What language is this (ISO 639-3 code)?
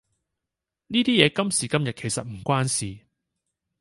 yue